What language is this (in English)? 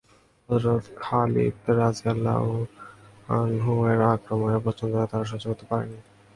Bangla